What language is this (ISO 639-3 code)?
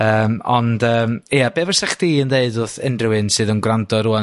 cym